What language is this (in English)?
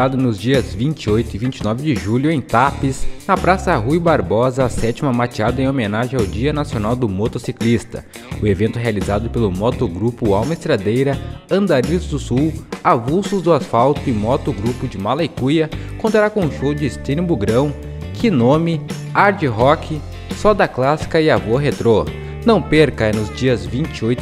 Portuguese